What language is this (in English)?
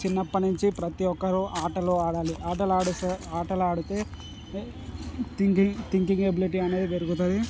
Telugu